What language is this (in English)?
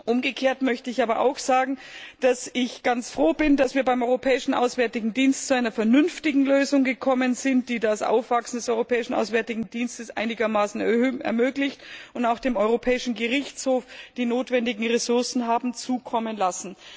German